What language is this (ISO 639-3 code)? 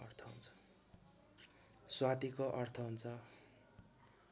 nep